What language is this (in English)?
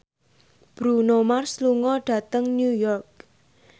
Javanese